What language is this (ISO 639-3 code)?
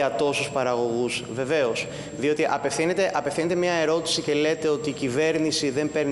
ell